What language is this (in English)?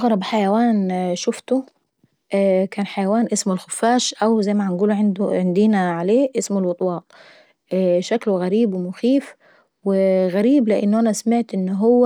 Saidi Arabic